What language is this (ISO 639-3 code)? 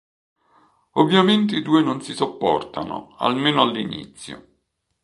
ita